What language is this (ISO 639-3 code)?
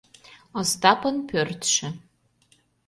chm